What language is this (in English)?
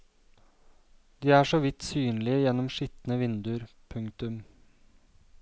Norwegian